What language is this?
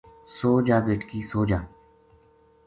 Gujari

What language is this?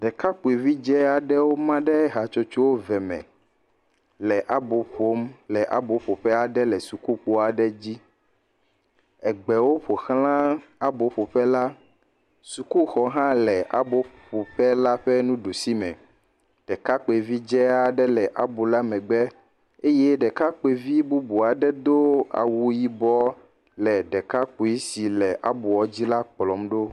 Ewe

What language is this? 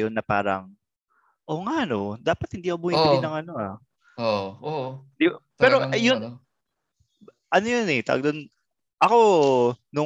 Filipino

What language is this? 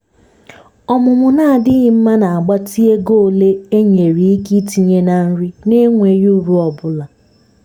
Igbo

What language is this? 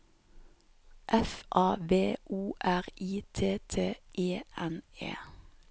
Norwegian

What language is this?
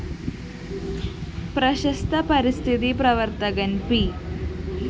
Malayalam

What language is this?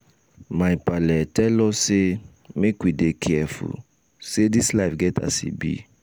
Nigerian Pidgin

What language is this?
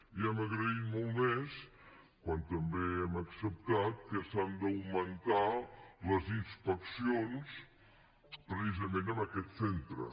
Catalan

